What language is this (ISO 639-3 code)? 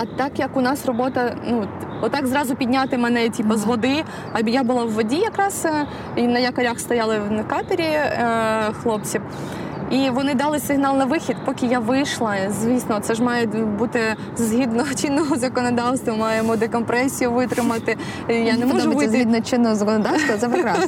ukr